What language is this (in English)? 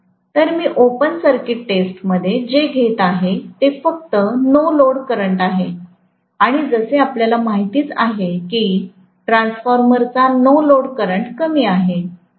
Marathi